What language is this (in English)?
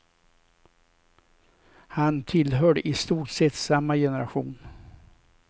Swedish